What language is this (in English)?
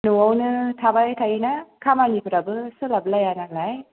Bodo